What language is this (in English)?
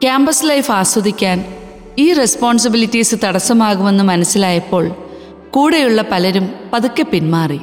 Malayalam